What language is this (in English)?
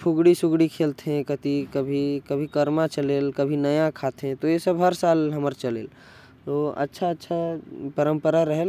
Korwa